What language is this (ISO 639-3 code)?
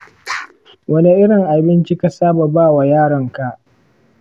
hau